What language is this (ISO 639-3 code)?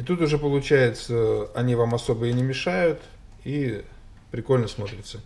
rus